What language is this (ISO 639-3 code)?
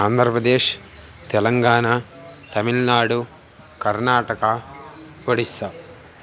san